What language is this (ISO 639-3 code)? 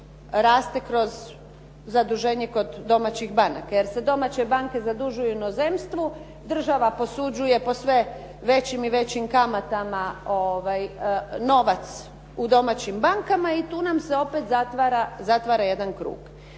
hrv